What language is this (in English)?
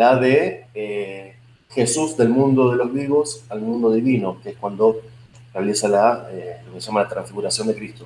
Spanish